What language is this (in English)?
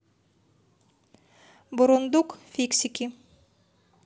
Russian